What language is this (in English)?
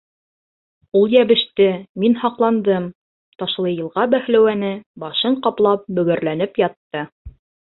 Bashkir